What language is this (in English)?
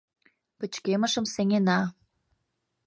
Mari